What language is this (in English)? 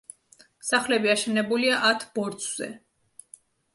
Georgian